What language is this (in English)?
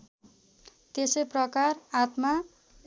Nepali